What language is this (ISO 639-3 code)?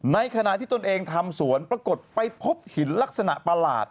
tha